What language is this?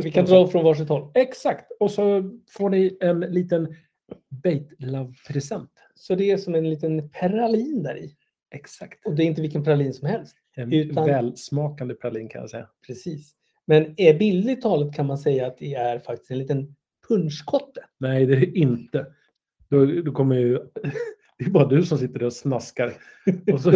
Swedish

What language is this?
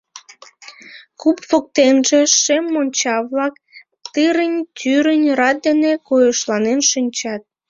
Mari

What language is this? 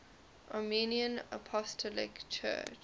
English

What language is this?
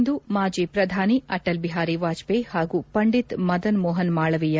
Kannada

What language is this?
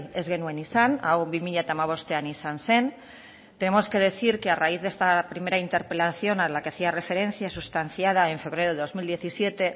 Spanish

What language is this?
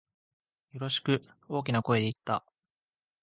Japanese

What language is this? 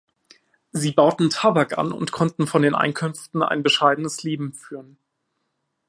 German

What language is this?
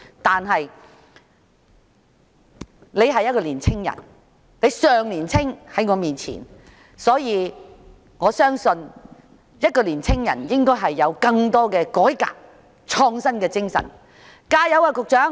Cantonese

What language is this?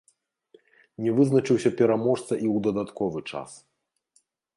Belarusian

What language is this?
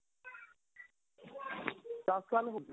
Punjabi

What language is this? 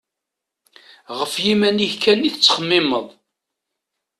Kabyle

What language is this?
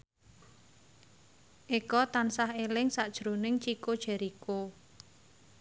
Javanese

